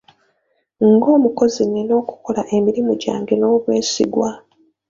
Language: Ganda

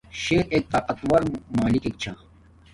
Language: Domaaki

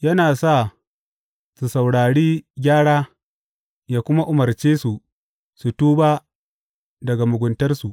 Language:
Hausa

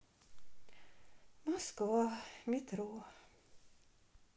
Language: Russian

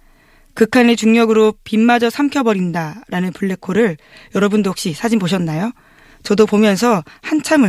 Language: Korean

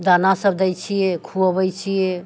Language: Maithili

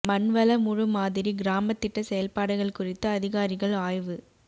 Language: Tamil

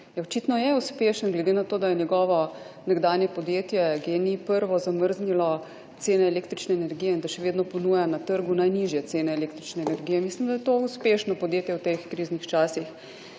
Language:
Slovenian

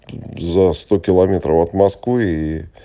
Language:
Russian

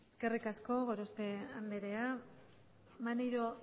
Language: Basque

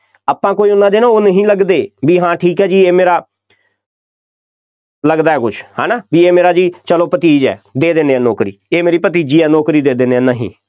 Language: Punjabi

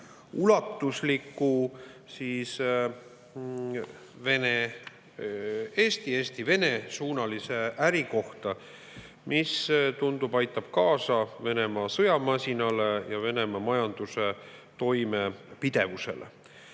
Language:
Estonian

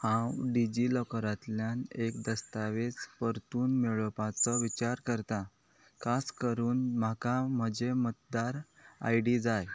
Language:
Konkani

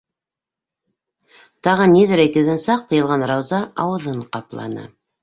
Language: Bashkir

